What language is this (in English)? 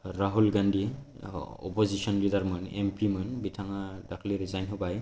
Bodo